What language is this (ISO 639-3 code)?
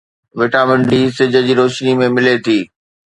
snd